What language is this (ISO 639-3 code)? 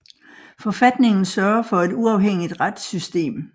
dan